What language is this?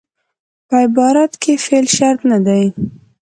Pashto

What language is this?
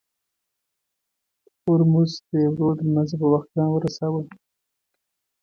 Pashto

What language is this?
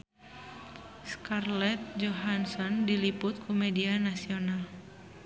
Sundanese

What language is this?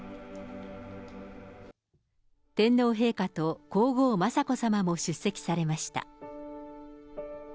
Japanese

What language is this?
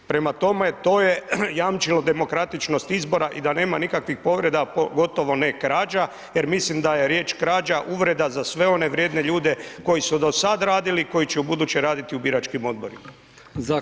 Croatian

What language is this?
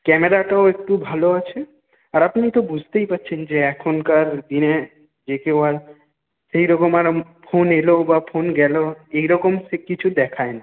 Bangla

